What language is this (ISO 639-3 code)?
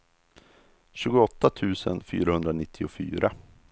swe